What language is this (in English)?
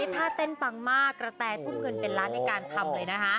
Thai